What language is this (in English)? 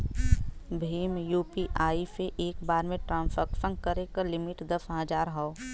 Bhojpuri